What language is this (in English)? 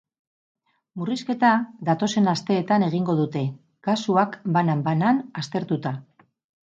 Basque